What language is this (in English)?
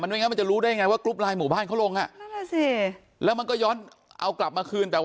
Thai